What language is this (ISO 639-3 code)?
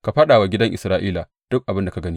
hau